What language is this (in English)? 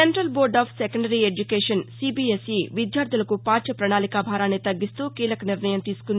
Telugu